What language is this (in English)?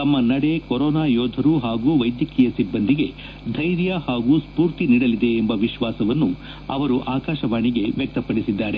Kannada